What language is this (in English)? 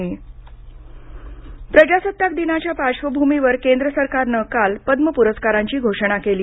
Marathi